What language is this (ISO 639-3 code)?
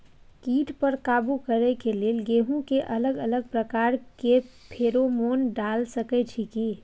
mai